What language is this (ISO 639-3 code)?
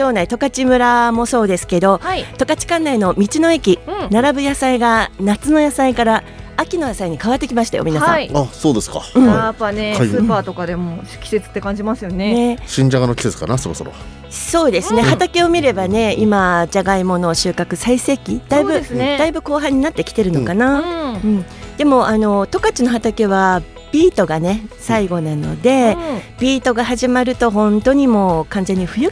jpn